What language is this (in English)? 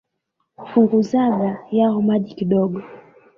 Swahili